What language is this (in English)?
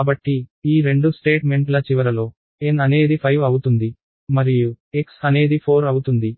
Telugu